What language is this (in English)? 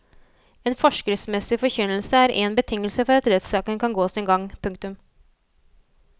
Norwegian